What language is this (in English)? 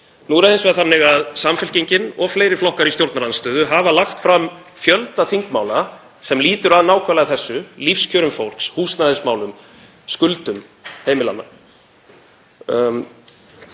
Icelandic